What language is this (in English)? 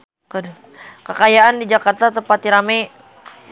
Sundanese